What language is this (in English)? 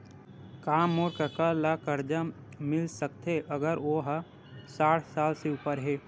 Chhattisgarhi